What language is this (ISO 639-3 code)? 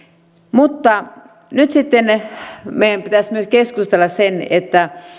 fin